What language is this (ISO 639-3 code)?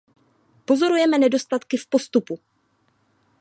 ces